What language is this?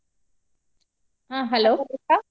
Kannada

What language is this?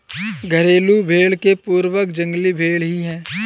Hindi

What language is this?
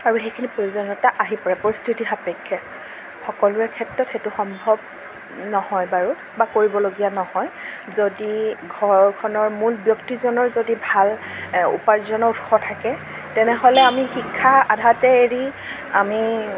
Assamese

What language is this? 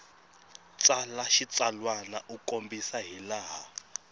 Tsonga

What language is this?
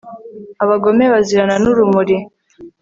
Kinyarwanda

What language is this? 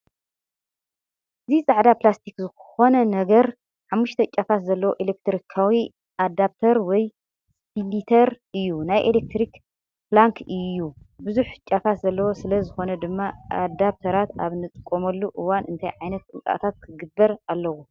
Tigrinya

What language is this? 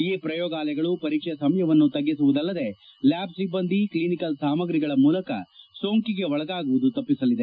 Kannada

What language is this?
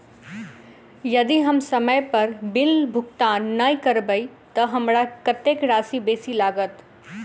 Maithili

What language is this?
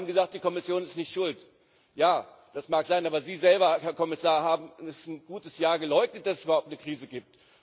German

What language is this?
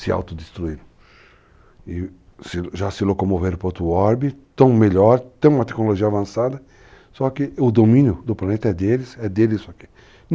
Portuguese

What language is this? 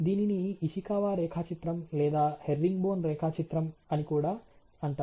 Telugu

